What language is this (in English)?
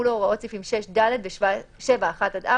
Hebrew